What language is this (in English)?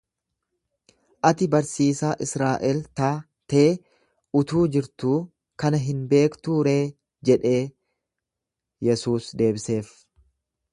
Oromo